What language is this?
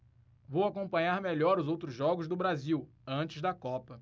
Portuguese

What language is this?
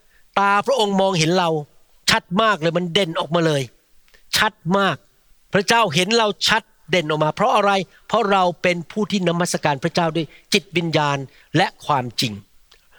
Thai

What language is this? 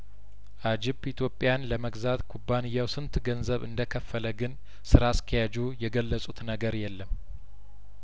Amharic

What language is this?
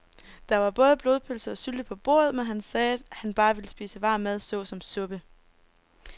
Danish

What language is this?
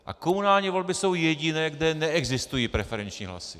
Czech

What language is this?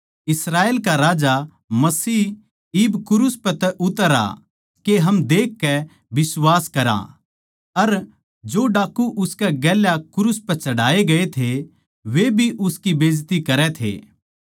Haryanvi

